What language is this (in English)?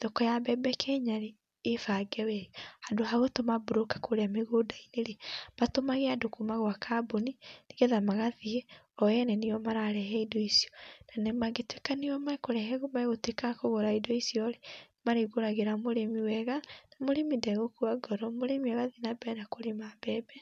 Kikuyu